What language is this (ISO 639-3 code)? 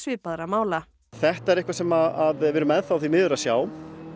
isl